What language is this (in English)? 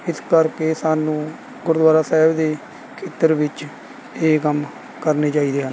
Punjabi